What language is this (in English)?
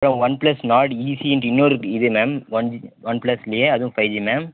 Tamil